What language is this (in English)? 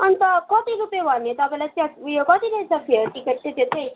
Nepali